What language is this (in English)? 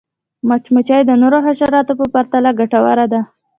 Pashto